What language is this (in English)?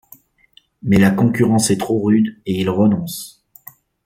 French